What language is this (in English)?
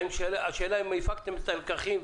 Hebrew